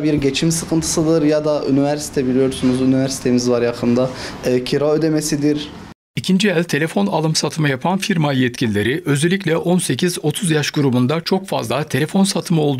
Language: Turkish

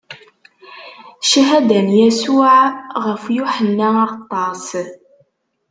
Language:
Kabyle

